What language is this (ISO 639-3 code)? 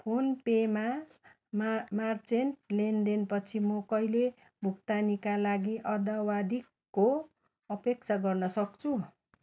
nep